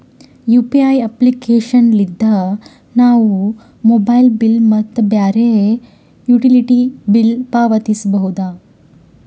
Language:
Kannada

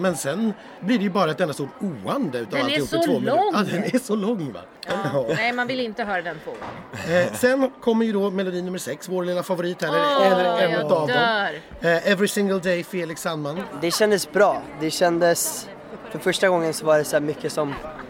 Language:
Swedish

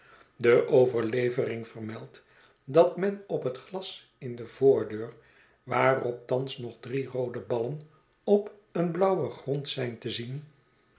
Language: Dutch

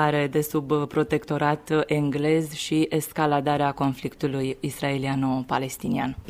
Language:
Romanian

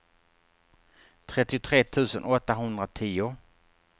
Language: Swedish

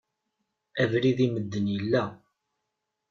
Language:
Kabyle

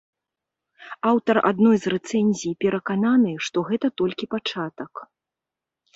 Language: Belarusian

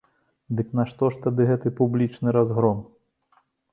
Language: Belarusian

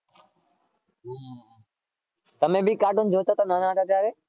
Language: Gujarati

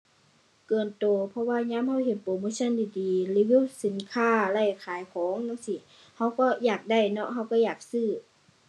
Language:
Thai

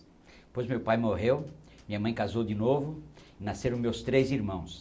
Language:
Portuguese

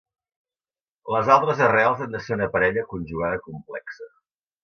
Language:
Catalan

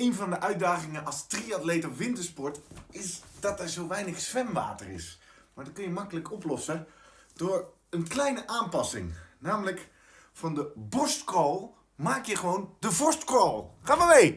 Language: Dutch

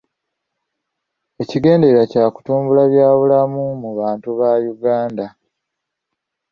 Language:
Ganda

